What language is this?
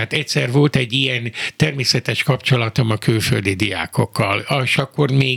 Hungarian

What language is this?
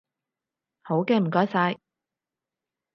Cantonese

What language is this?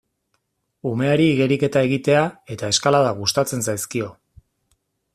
Basque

